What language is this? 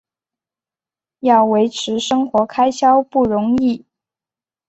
Chinese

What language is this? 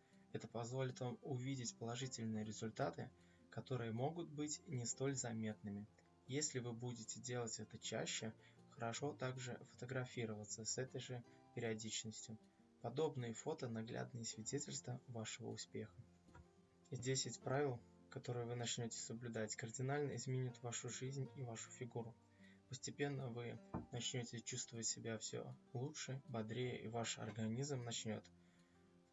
Russian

